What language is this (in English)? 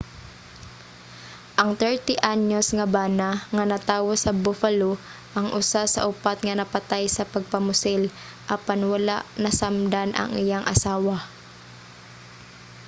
Cebuano